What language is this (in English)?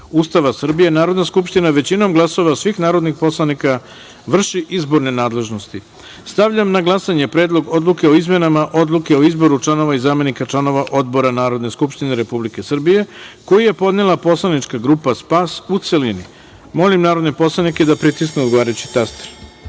Serbian